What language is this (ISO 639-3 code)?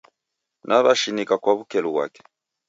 dav